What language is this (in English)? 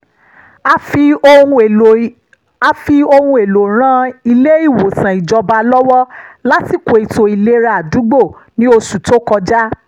Yoruba